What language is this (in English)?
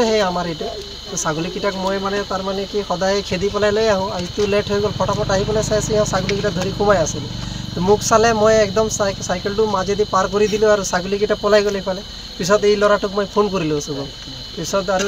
Bangla